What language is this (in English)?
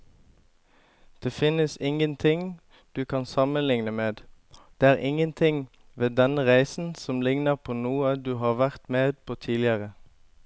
Norwegian